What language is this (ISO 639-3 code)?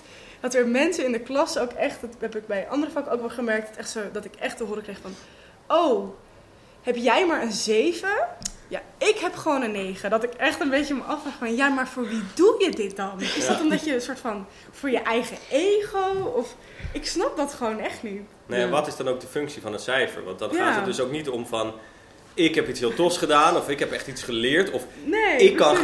nld